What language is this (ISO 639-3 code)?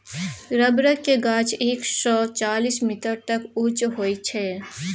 mai